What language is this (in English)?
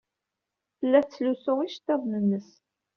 Kabyle